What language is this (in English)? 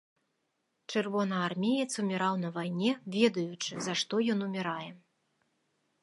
Belarusian